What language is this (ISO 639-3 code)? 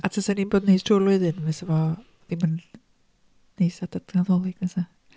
cym